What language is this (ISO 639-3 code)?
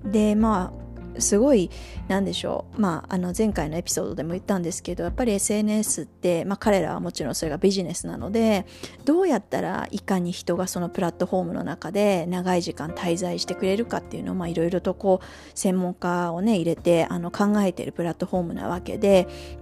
jpn